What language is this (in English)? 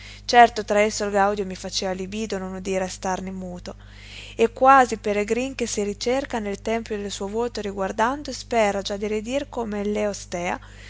Italian